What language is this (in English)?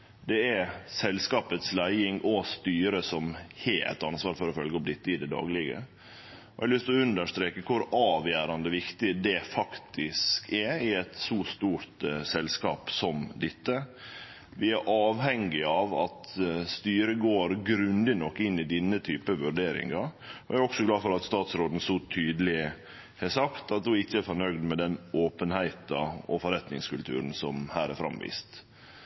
Norwegian Nynorsk